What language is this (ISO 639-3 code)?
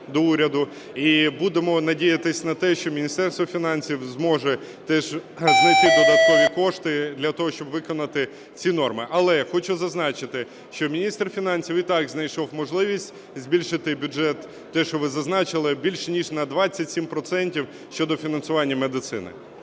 ukr